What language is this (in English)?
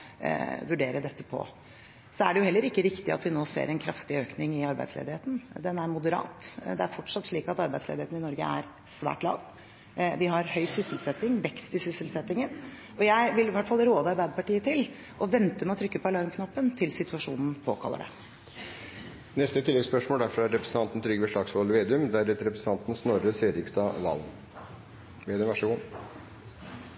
Norwegian